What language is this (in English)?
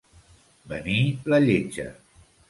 Catalan